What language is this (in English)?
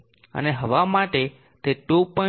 Gujarati